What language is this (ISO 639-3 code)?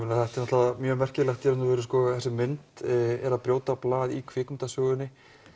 isl